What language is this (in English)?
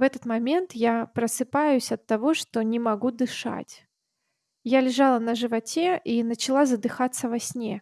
Russian